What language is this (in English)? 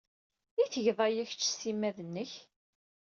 Kabyle